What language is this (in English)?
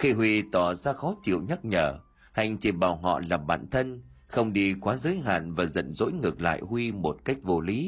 Vietnamese